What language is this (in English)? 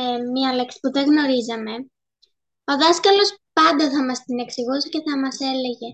Greek